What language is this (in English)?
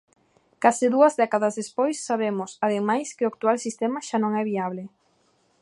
Galician